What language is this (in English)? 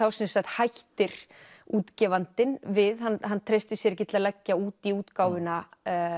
Icelandic